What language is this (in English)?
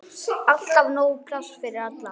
Icelandic